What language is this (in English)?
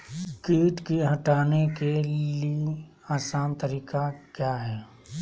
Magahi